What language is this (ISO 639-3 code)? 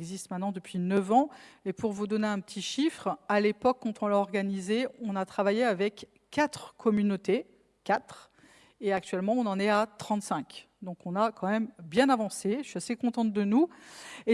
fra